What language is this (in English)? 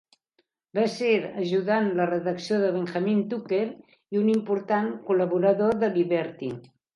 Catalan